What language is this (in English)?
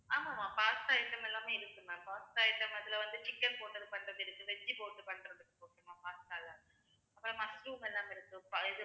Tamil